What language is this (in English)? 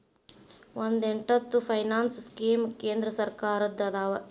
Kannada